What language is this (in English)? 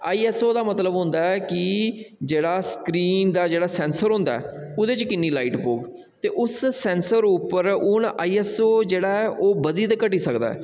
Dogri